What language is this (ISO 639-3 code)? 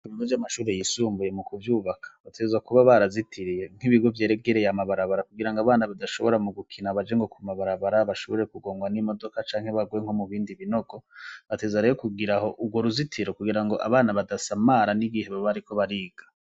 run